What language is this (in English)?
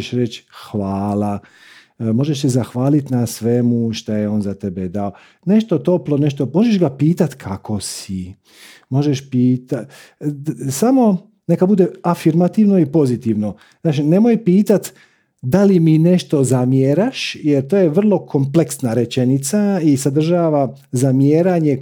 Croatian